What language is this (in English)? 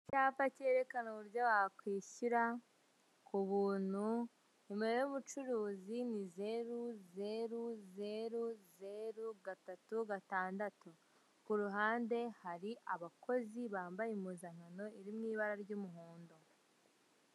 Kinyarwanda